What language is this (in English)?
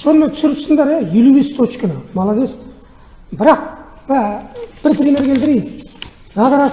Turkish